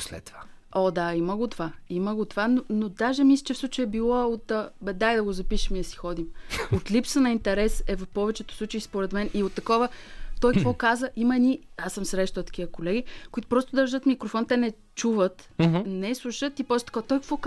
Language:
Bulgarian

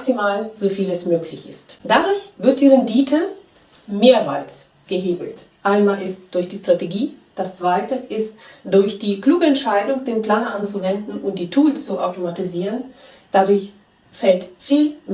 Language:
German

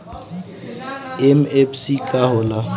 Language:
Bhojpuri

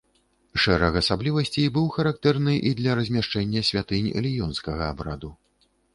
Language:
Belarusian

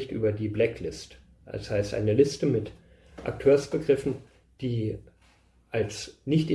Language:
German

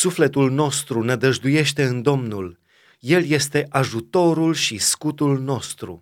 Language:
Romanian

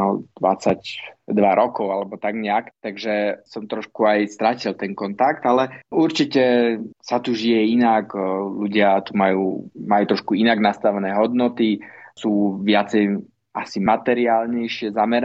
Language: Slovak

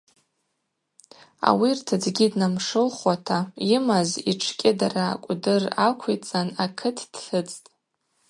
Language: Abaza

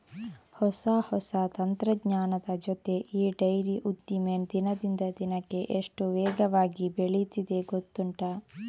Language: Kannada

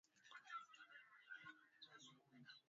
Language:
Swahili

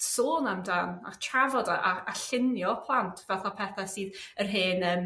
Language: Welsh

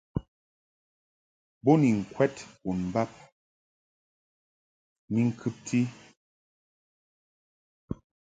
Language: Mungaka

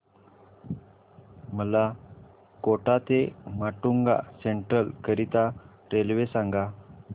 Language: Marathi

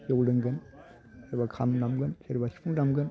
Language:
Bodo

